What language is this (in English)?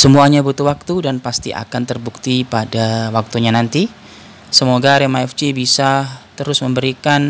Indonesian